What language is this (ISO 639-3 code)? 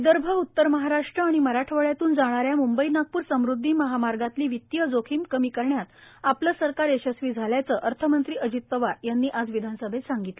mar